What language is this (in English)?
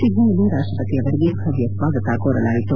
Kannada